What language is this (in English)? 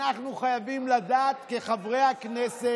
Hebrew